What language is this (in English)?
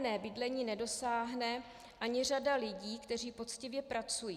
Czech